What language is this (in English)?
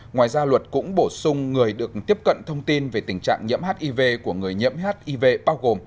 Vietnamese